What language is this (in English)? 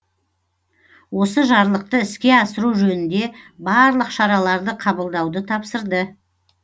Kazakh